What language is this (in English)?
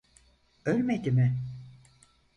Turkish